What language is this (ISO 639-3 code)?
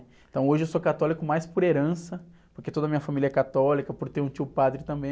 por